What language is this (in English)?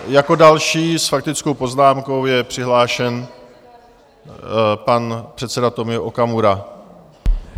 Czech